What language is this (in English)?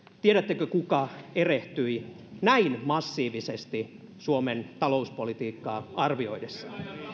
Finnish